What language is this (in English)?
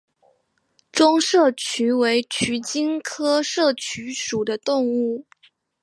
Chinese